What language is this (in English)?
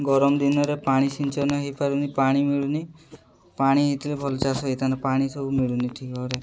Odia